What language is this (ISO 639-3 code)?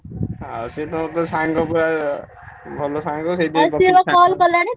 ori